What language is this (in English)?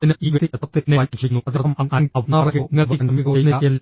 Malayalam